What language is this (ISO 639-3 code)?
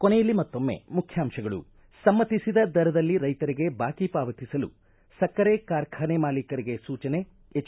kan